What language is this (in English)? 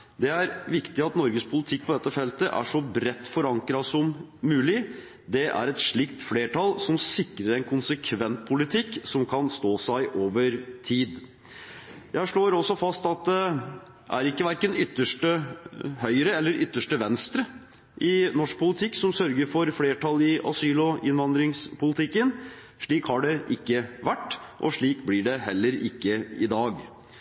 Norwegian Bokmål